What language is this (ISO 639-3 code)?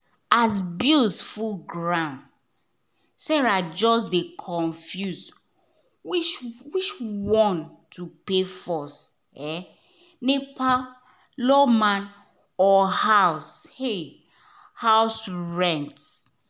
pcm